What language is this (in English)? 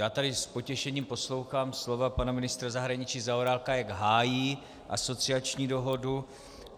Czech